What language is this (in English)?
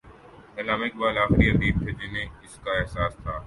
Urdu